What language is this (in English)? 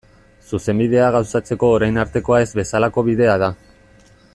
Basque